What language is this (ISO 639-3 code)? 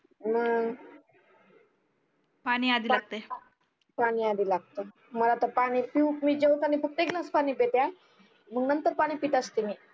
mar